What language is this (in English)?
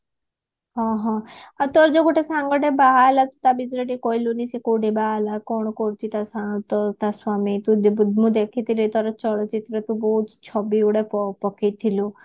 Odia